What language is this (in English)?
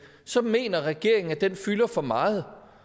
Danish